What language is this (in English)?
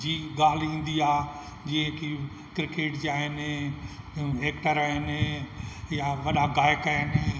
Sindhi